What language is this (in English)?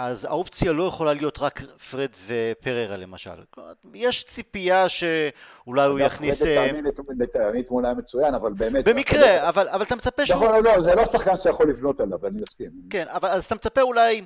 Hebrew